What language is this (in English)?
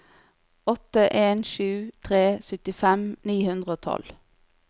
Norwegian